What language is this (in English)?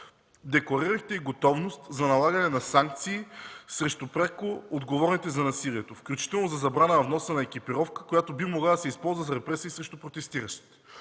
Bulgarian